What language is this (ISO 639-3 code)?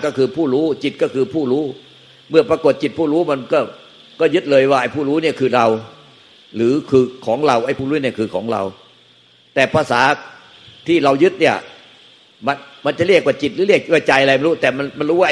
tha